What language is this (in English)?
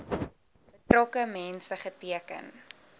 Afrikaans